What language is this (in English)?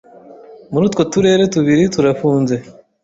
Kinyarwanda